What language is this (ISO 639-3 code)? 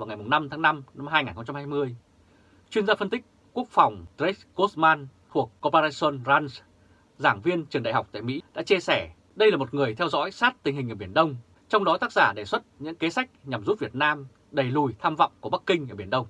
vie